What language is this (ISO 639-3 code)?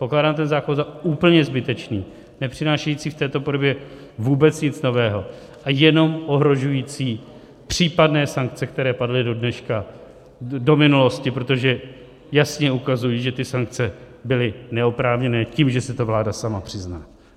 ces